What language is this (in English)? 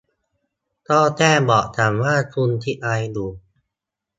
Thai